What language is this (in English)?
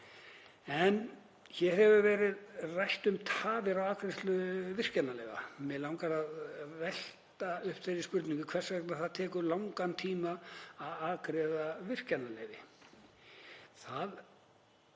Icelandic